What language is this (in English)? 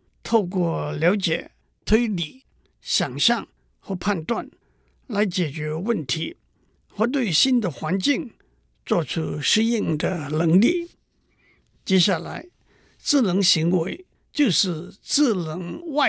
Chinese